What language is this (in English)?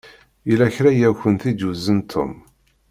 Kabyle